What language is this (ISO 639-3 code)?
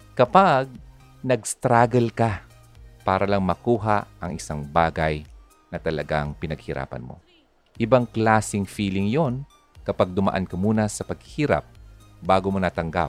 fil